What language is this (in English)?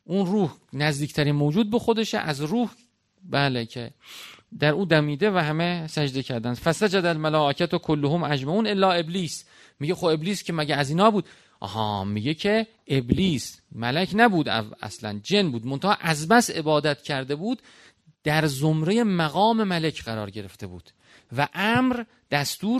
Persian